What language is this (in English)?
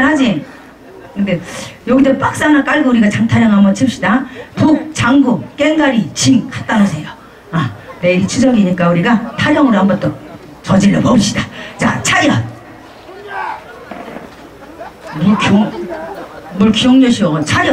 Korean